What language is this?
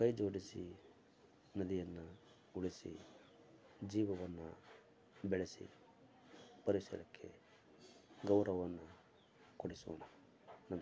Kannada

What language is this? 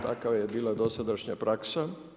Croatian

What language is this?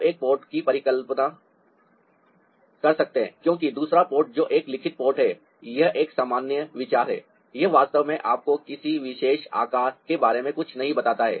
Hindi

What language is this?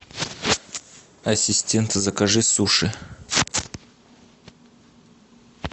Russian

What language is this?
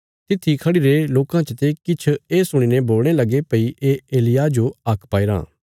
Bilaspuri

